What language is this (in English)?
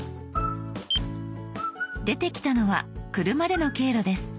Japanese